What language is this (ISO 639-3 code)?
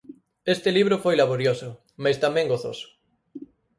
glg